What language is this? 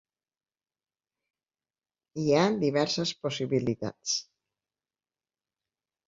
Catalan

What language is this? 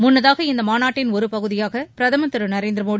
Tamil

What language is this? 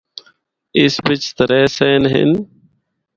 Northern Hindko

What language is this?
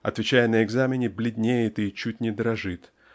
Russian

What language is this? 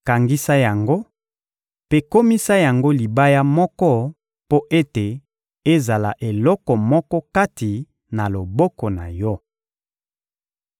Lingala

